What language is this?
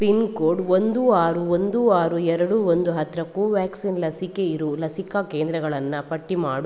Kannada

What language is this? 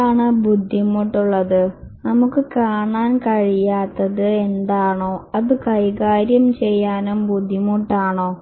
Malayalam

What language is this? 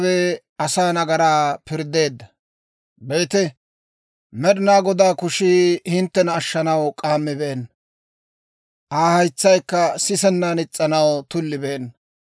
Dawro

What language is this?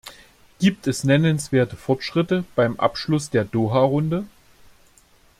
German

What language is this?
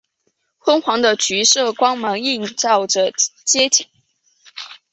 Chinese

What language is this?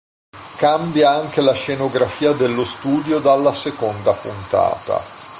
Italian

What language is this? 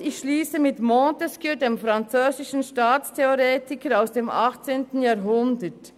Swiss German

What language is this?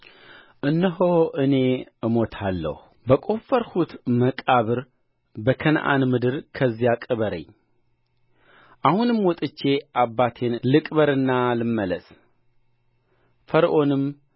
Amharic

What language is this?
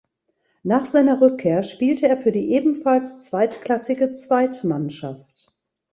German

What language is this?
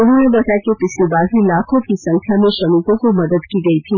Hindi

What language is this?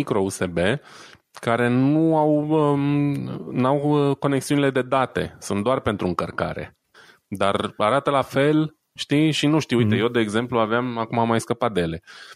Romanian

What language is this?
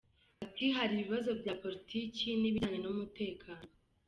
Kinyarwanda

